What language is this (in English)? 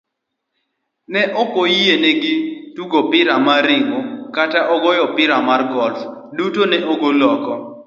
Luo (Kenya and Tanzania)